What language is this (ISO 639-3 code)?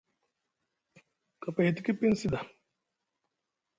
mug